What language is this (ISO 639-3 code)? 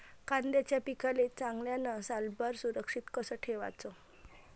mar